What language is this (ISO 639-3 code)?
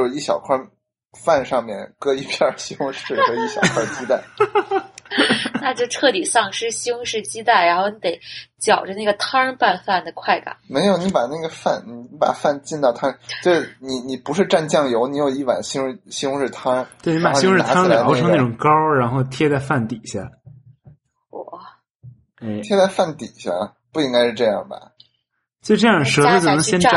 zho